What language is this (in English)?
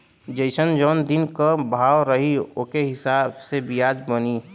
Bhojpuri